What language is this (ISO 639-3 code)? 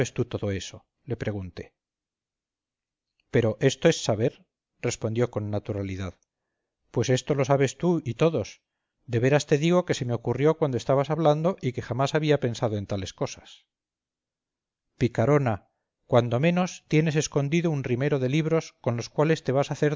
spa